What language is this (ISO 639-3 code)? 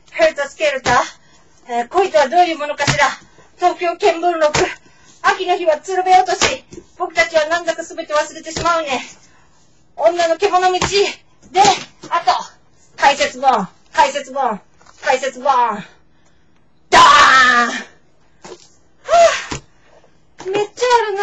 jpn